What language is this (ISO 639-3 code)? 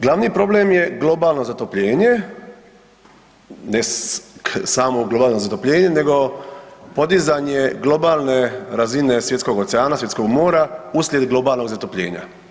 hrv